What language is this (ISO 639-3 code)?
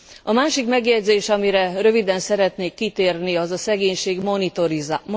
hun